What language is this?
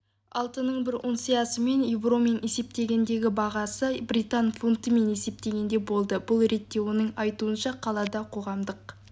Kazakh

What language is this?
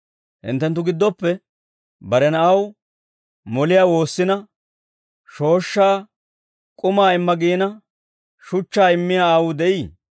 Dawro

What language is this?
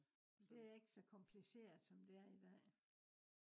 Danish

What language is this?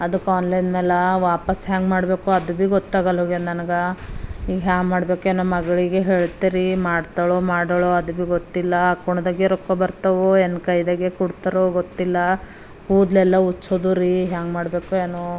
Kannada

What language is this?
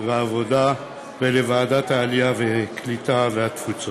Hebrew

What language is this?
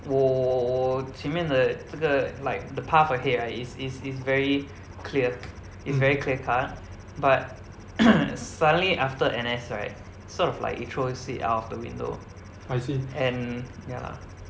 English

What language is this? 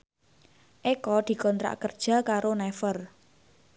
Javanese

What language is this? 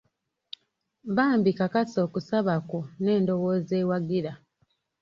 Ganda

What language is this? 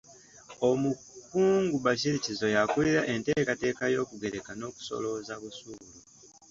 Ganda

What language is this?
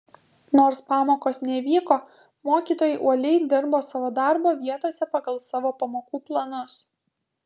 Lithuanian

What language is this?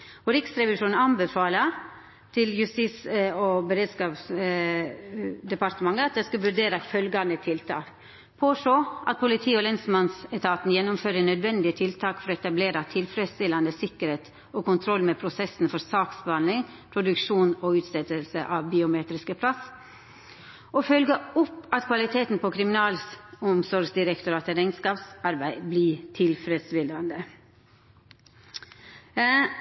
Norwegian Nynorsk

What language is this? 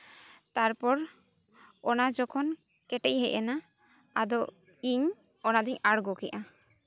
Santali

